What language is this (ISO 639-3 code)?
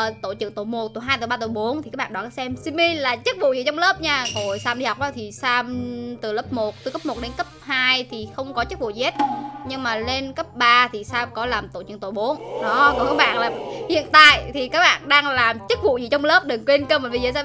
vie